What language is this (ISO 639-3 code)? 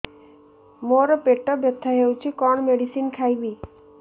ori